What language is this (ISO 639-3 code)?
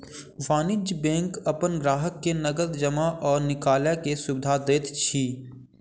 mai